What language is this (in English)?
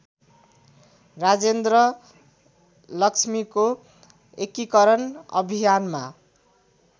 Nepali